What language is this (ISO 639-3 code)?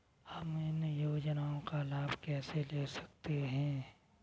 hin